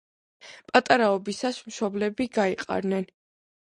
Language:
Georgian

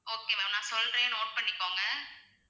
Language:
Tamil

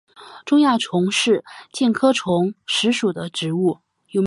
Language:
Chinese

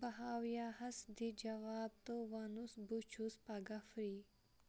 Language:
Kashmiri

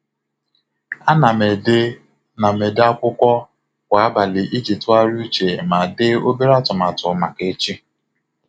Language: Igbo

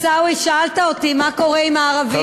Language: Hebrew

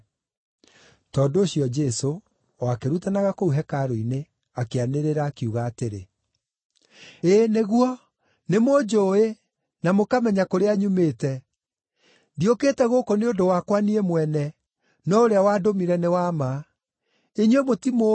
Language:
Kikuyu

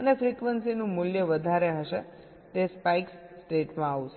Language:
Gujarati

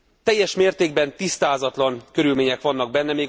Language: Hungarian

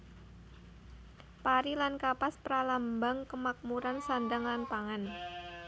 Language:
Javanese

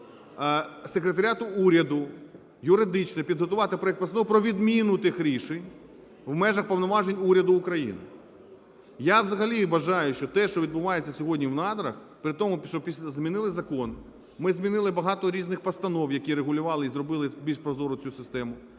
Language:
Ukrainian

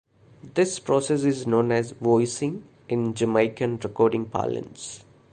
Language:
English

